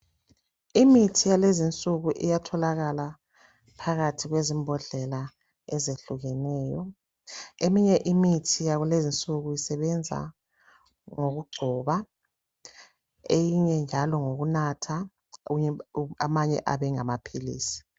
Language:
North Ndebele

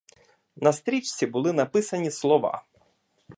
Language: Ukrainian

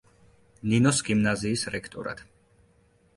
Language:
Georgian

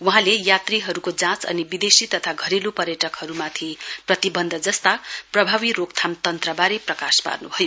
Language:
Nepali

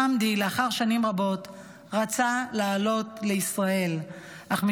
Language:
Hebrew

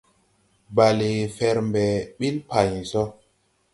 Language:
Tupuri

